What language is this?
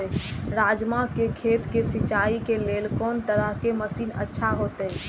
Maithili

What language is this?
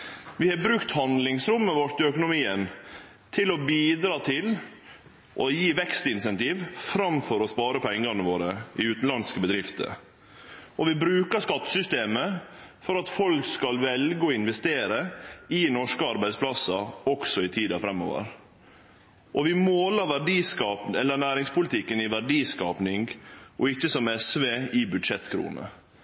Norwegian Nynorsk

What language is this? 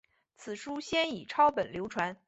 Chinese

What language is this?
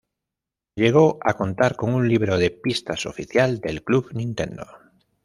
Spanish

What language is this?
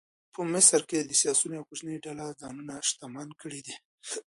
Pashto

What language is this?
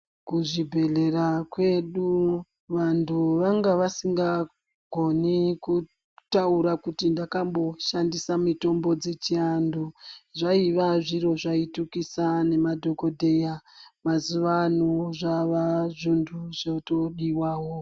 Ndau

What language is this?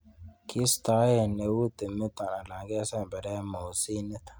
Kalenjin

